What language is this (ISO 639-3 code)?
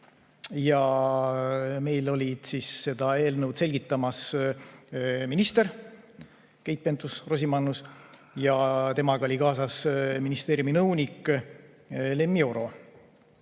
est